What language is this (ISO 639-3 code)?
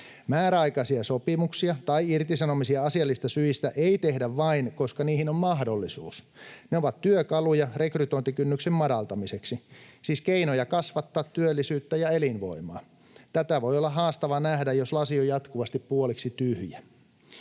fin